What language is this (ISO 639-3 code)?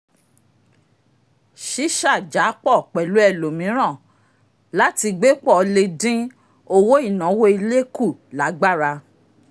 yor